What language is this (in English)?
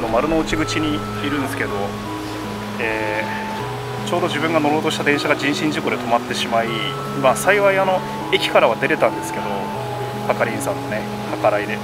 Japanese